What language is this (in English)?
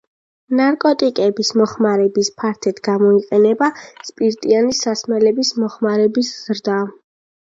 Georgian